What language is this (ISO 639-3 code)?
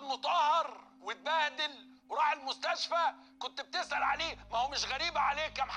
ara